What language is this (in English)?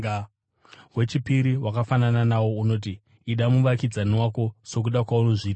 Shona